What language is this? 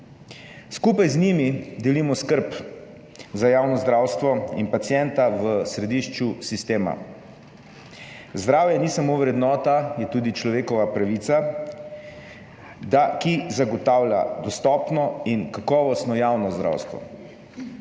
Slovenian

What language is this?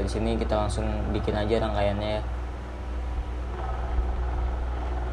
Indonesian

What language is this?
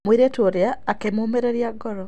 Kikuyu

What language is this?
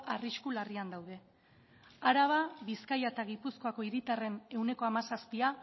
Basque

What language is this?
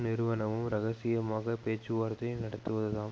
Tamil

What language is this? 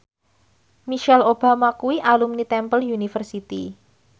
Javanese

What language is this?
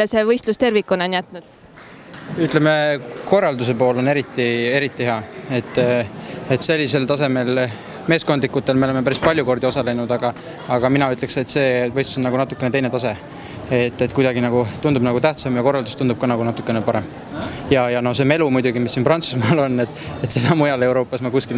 Romanian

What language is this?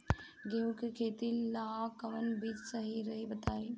Bhojpuri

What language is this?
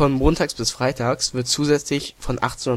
German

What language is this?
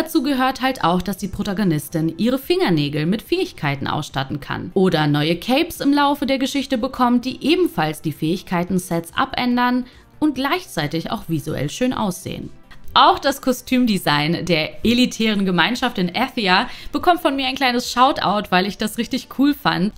German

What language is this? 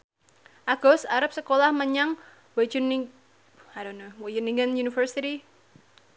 Javanese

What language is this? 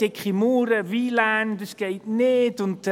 Swiss German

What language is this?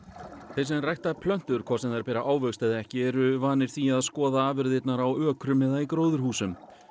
Icelandic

